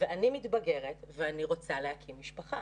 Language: Hebrew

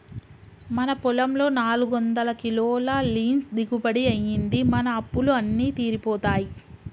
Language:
Telugu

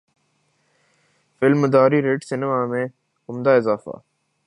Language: Urdu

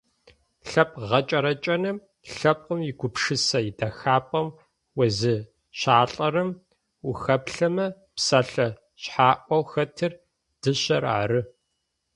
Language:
Adyghe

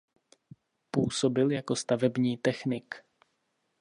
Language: Czech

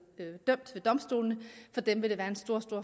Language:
Danish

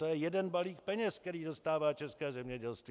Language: Czech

